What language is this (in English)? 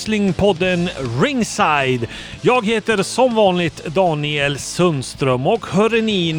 Swedish